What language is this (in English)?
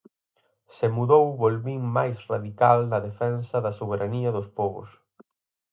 Galician